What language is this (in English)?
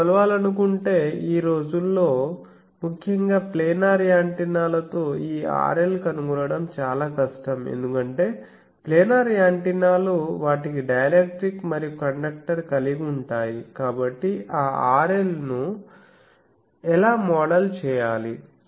Telugu